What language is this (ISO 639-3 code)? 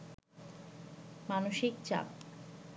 ben